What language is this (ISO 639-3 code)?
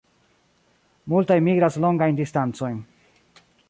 epo